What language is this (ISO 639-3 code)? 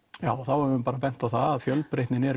isl